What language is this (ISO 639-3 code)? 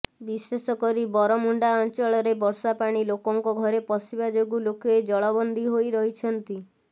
ori